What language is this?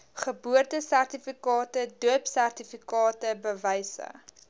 Afrikaans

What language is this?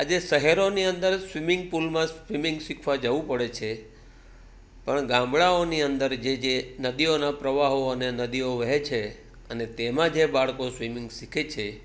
Gujarati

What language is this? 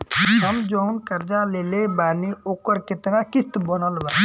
Bhojpuri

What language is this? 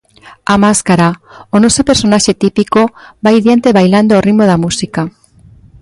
Galician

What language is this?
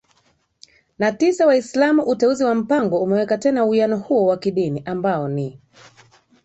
Swahili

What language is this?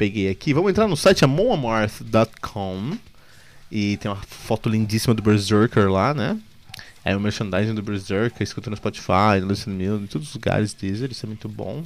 Portuguese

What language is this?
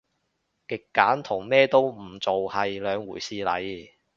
Cantonese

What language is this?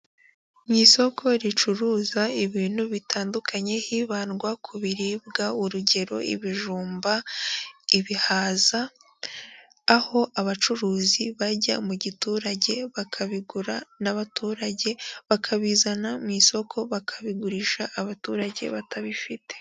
Kinyarwanda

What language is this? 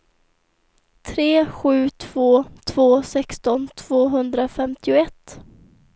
Swedish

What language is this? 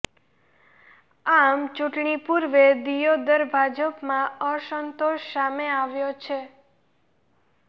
Gujarati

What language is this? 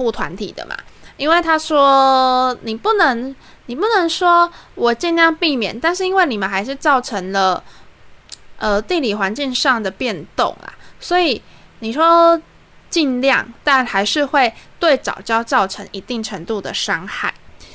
Chinese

